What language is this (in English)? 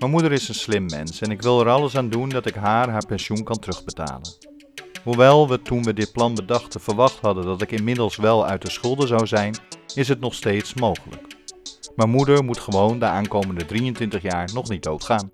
Dutch